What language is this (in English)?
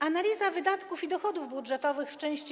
Polish